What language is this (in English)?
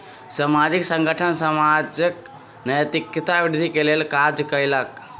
Maithili